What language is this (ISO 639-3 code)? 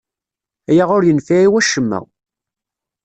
kab